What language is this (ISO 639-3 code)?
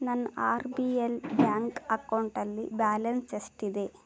kan